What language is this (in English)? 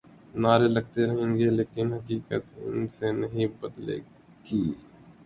Urdu